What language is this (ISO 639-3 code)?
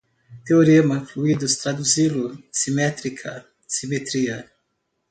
por